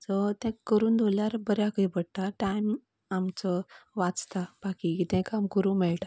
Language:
Konkani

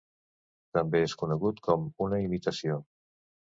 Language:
Catalan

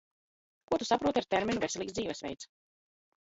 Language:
Latvian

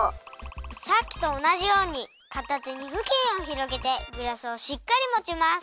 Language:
Japanese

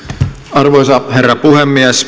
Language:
Finnish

